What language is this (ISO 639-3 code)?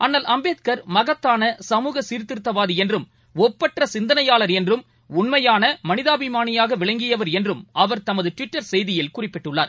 tam